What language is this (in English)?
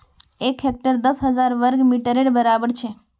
Magahi